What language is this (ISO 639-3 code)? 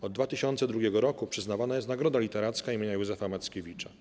pol